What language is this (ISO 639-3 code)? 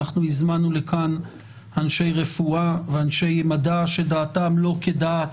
heb